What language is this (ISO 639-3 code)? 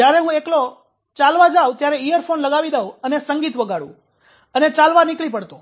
guj